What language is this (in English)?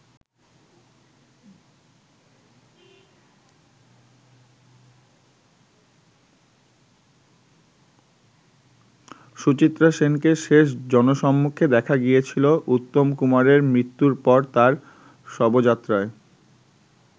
Bangla